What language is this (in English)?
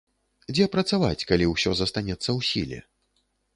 Belarusian